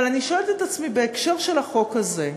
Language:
Hebrew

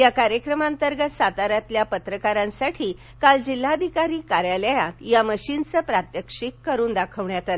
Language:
Marathi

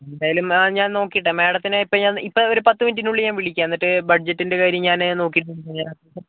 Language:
Malayalam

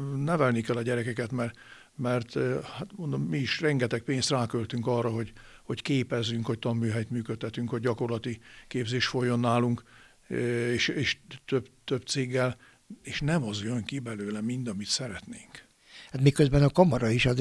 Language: Hungarian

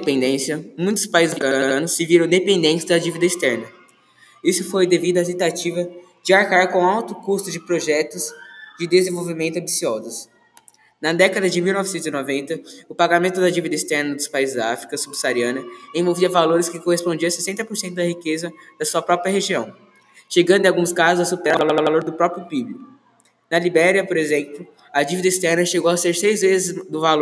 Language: Portuguese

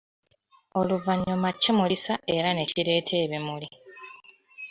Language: Ganda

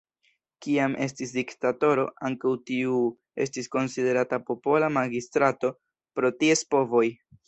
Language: Esperanto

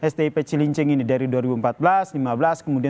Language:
Indonesian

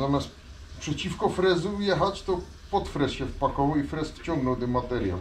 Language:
Polish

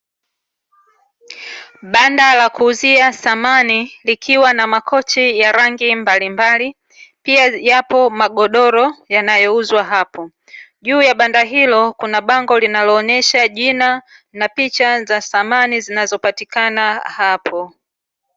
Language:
Swahili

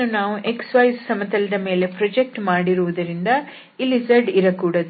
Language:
Kannada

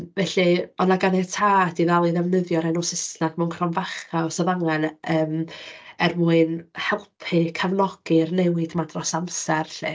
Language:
Welsh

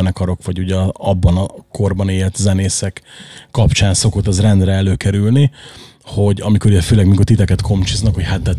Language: Hungarian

